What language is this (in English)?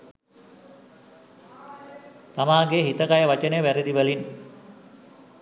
Sinhala